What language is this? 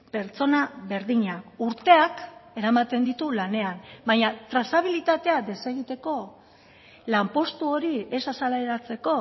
Basque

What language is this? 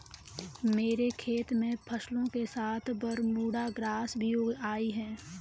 Hindi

